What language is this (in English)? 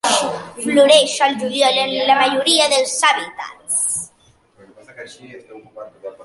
Catalan